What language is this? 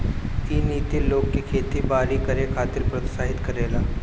Bhojpuri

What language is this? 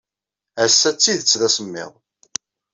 Kabyle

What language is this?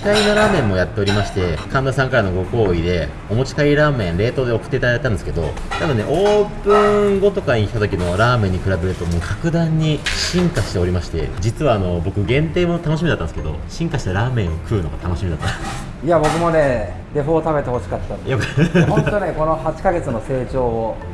Japanese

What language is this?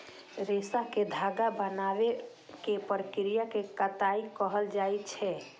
Maithili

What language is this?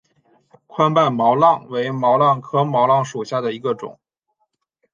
Chinese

